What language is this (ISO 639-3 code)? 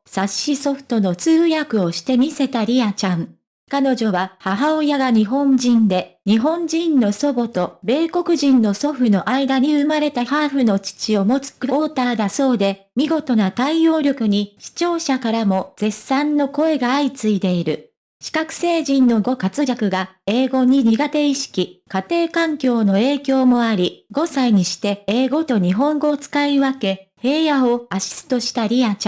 jpn